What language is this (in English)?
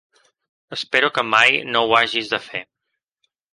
Catalan